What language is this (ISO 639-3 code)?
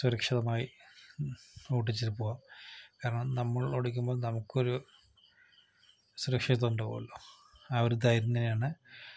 mal